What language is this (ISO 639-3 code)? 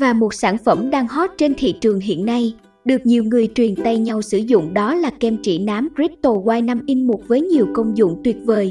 vie